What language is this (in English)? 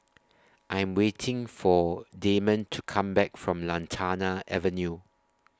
English